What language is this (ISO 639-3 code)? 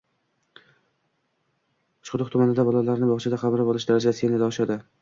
uzb